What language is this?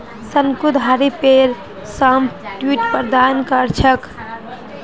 Magahi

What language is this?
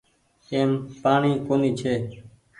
Goaria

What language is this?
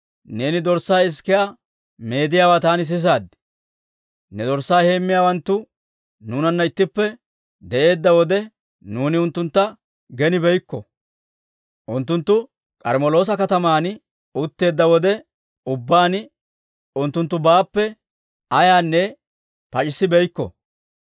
Dawro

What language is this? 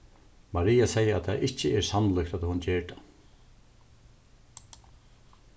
Faroese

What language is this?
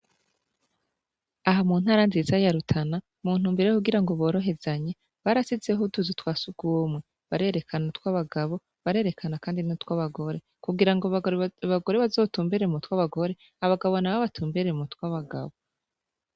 Rundi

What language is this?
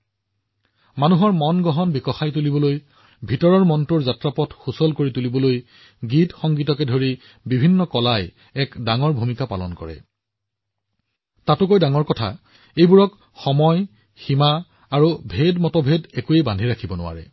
Assamese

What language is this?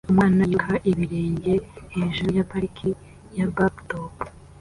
Kinyarwanda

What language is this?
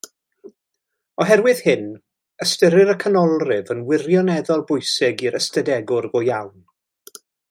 Welsh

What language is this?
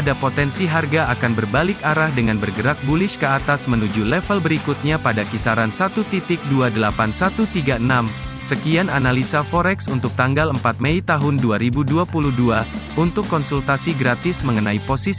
Indonesian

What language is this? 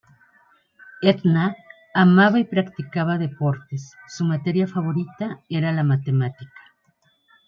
Spanish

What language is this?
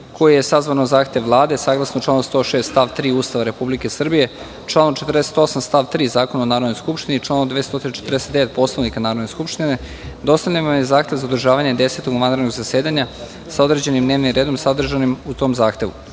Serbian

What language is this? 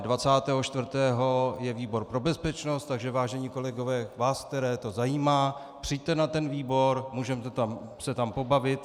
Czech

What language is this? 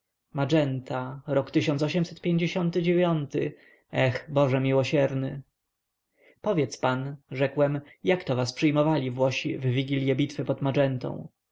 Polish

